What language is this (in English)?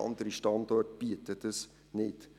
Swiss German